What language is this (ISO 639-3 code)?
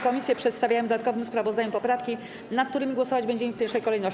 pol